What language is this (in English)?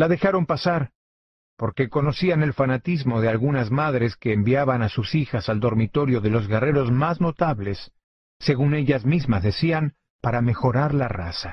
Spanish